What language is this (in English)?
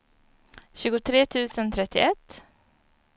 Swedish